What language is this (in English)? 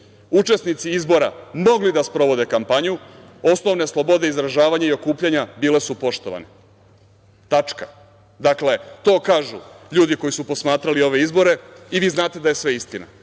Serbian